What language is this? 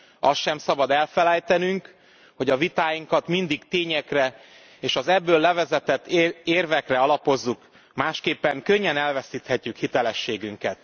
Hungarian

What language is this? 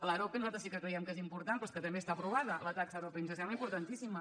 Catalan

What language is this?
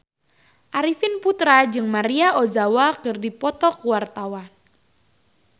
Sundanese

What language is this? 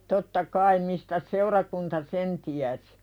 Finnish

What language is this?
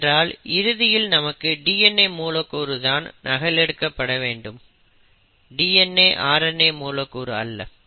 Tamil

